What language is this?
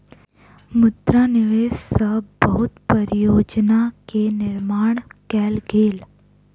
Maithili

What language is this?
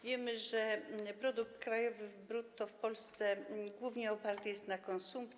Polish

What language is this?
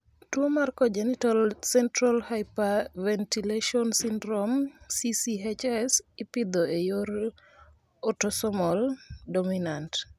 Luo (Kenya and Tanzania)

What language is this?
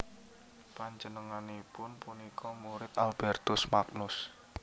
Javanese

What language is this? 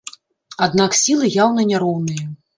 Belarusian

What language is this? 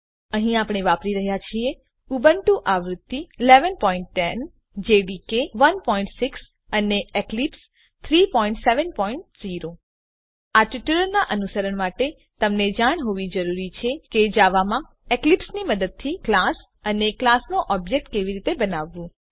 Gujarati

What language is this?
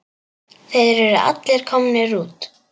Icelandic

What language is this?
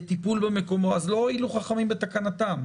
Hebrew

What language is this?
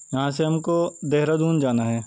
Urdu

